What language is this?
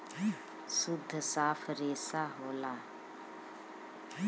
Bhojpuri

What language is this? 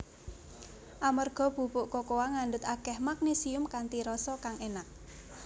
Javanese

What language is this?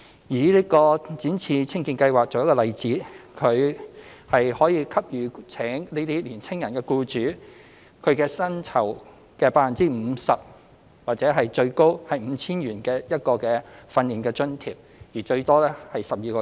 Cantonese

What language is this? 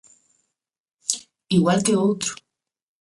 Galician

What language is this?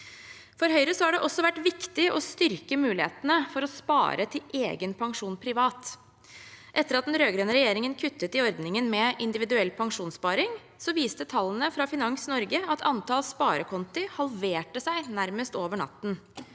Norwegian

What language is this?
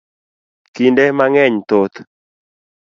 Luo (Kenya and Tanzania)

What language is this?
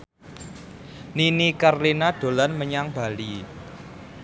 Javanese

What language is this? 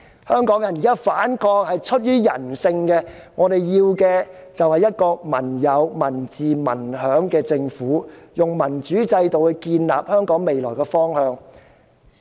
Cantonese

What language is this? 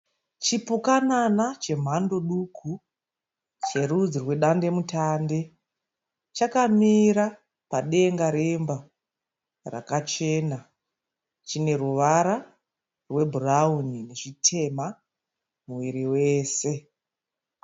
Shona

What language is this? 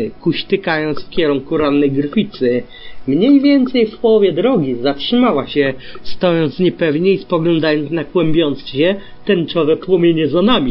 Polish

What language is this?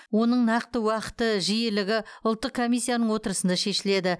Kazakh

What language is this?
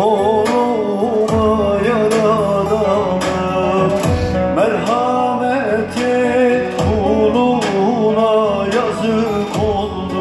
Turkish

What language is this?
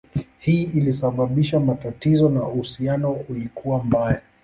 Swahili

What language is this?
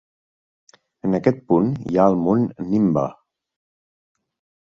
Catalan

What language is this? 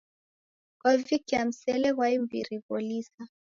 Taita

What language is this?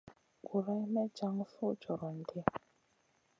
Masana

